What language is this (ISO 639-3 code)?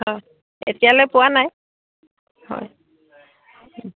asm